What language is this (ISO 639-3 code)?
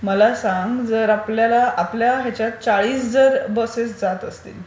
mar